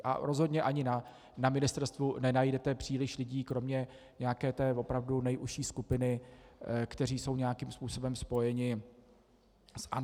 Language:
Czech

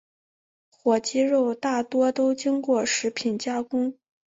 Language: Chinese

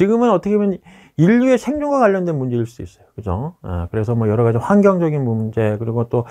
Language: Korean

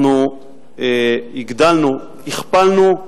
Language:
Hebrew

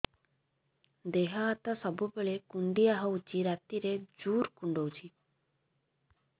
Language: Odia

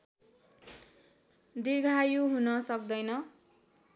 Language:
Nepali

